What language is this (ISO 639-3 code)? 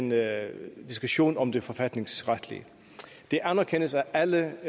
dan